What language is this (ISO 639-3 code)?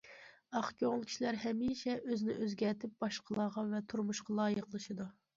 uig